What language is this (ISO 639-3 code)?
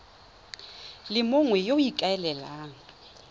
tsn